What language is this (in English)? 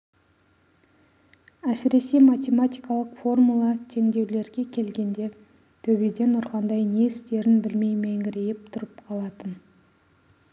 Kazakh